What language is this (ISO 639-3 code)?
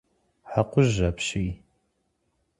kbd